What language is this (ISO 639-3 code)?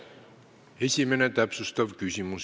est